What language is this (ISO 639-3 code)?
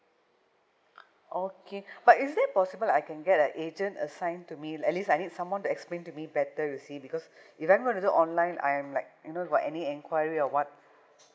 eng